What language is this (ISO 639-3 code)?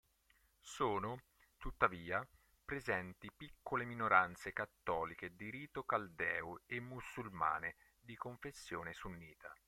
ita